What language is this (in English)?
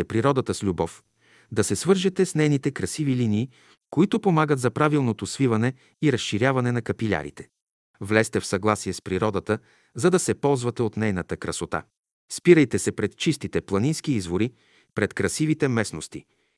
Bulgarian